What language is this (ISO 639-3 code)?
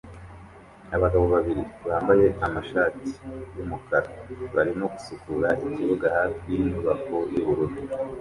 kin